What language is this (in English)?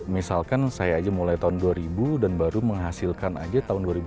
Indonesian